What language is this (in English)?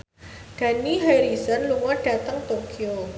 Javanese